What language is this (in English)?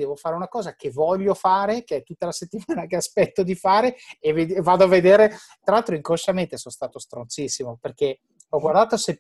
Italian